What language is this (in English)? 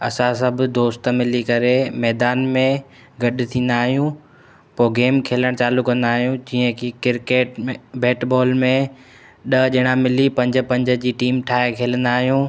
Sindhi